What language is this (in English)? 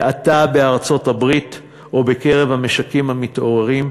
Hebrew